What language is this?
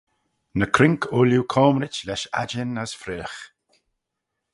Manx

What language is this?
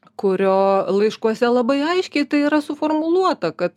Lithuanian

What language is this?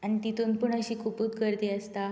Konkani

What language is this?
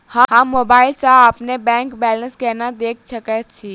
Maithili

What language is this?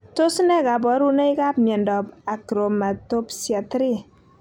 Kalenjin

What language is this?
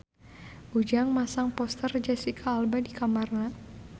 Sundanese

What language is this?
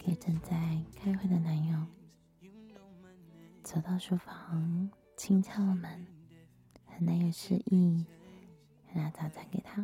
Chinese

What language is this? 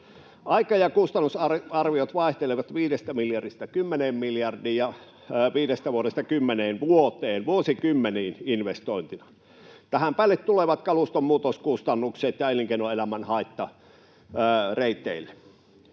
Finnish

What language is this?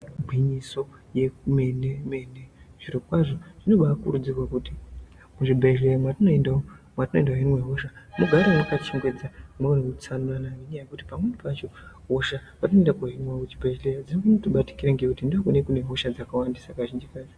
Ndau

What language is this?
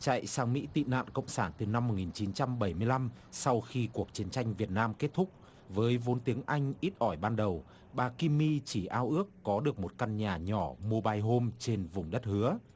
Vietnamese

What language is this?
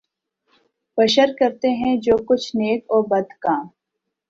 Urdu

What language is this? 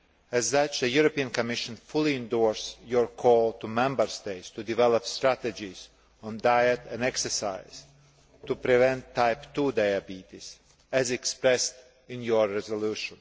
English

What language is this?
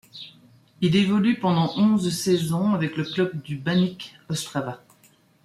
French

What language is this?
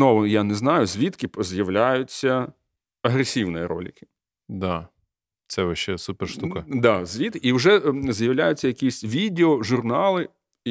Ukrainian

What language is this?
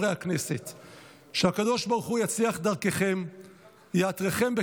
Hebrew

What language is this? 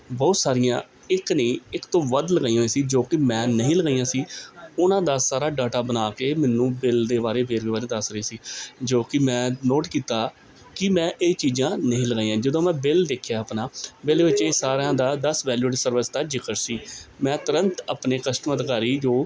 Punjabi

